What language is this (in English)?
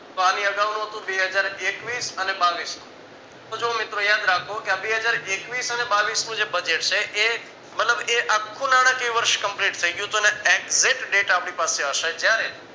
Gujarati